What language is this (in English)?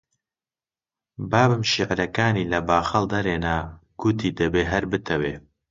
Central Kurdish